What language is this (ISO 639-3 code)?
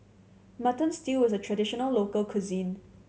eng